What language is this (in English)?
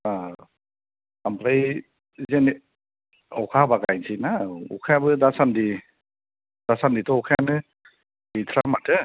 Bodo